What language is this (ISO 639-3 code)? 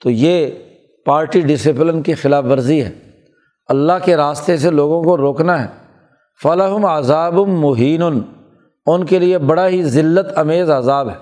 urd